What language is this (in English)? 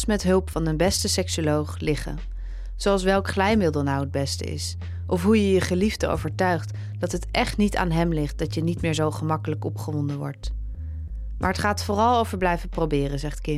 Dutch